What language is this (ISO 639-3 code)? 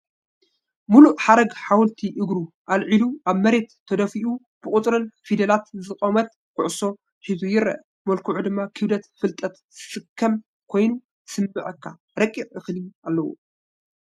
tir